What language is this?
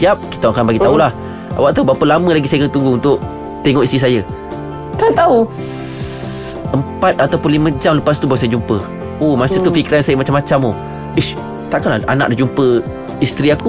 Malay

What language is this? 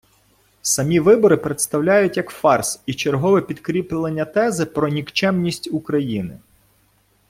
Ukrainian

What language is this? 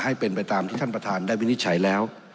Thai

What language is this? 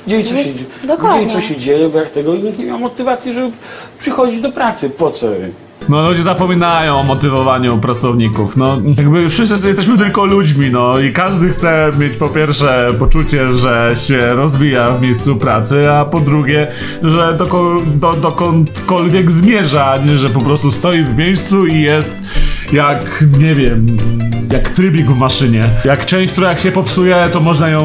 Polish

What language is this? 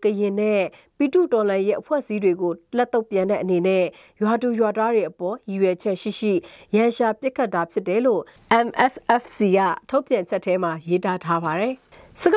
Thai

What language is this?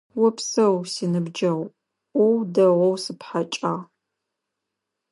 Adyghe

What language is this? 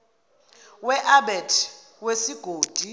Zulu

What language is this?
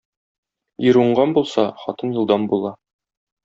Tatar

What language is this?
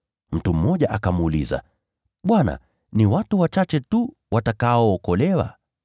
Swahili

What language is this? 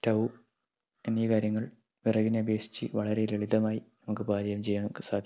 Malayalam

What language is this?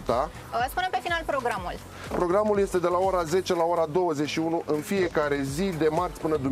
Romanian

